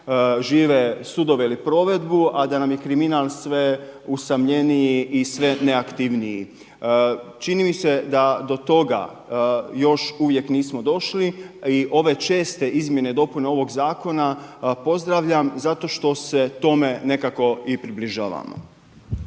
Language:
Croatian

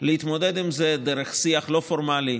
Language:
Hebrew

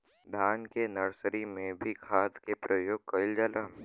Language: Bhojpuri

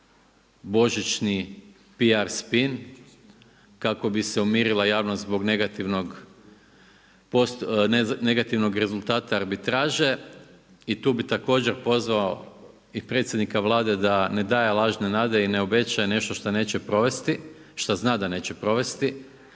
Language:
Croatian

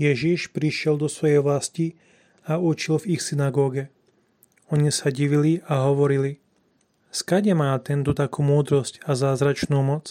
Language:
Slovak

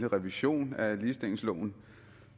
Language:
Danish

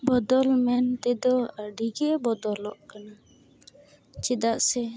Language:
Santali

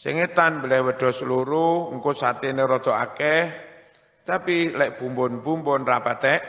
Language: Indonesian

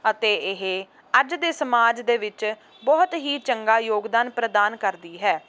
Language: Punjabi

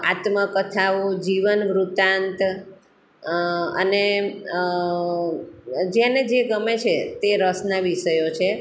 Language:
Gujarati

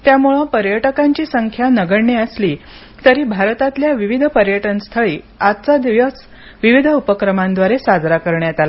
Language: Marathi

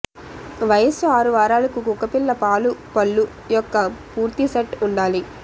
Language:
Telugu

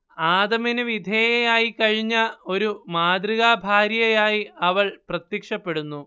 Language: Malayalam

